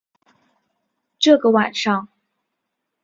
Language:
Chinese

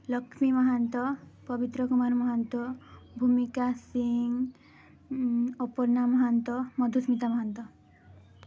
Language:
Odia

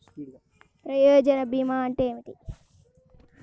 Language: Telugu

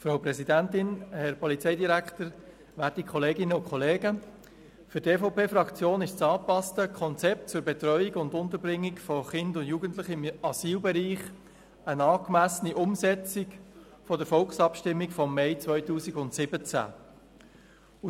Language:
Swiss German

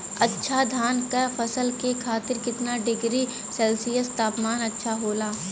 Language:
Bhojpuri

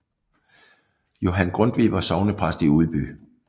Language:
Danish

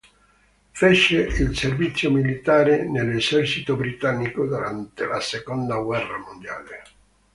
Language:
Italian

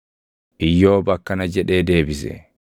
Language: Oromo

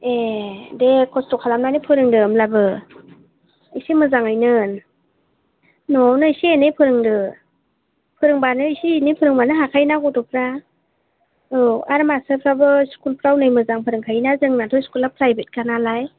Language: Bodo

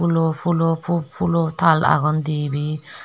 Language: Chakma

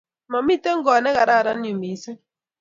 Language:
Kalenjin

